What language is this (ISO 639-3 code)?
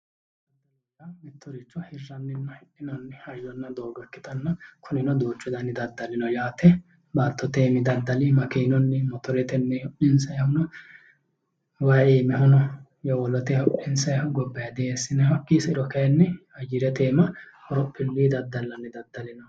sid